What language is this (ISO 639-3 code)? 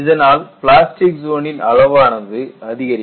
tam